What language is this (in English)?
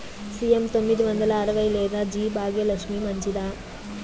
Telugu